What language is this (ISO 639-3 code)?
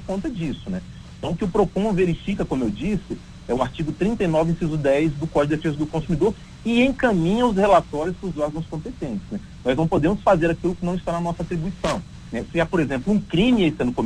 por